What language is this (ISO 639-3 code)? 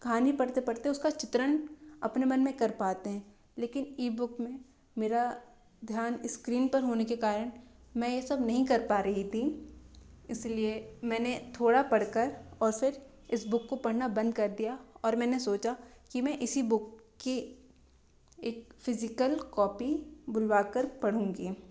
hin